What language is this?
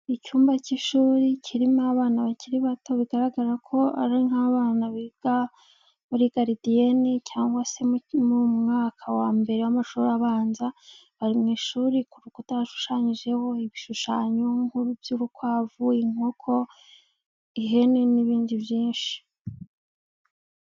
Kinyarwanda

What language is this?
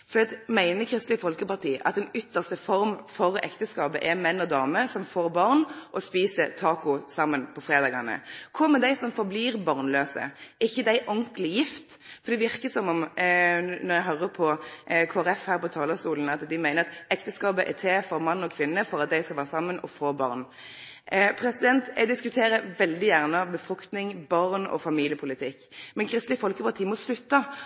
Norwegian Nynorsk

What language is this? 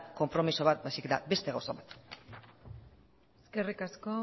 Basque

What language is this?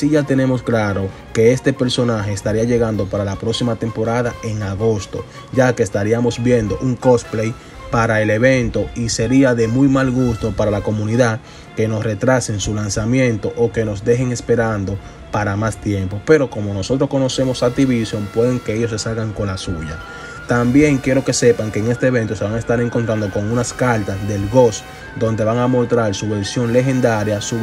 Spanish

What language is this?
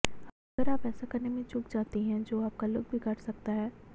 Hindi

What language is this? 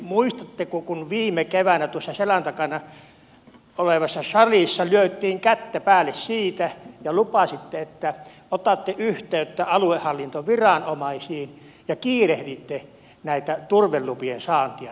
Finnish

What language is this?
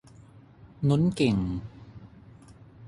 Thai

